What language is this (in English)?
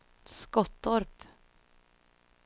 Swedish